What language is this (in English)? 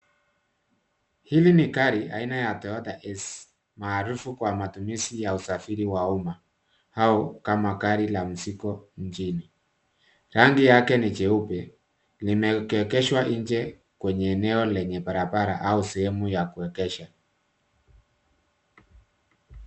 Swahili